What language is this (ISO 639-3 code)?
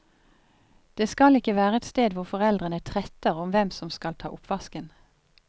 nor